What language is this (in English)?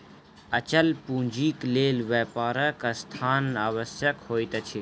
Maithili